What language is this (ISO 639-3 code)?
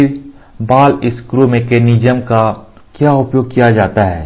hin